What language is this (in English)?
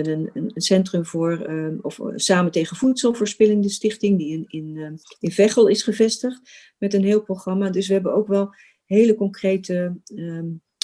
Dutch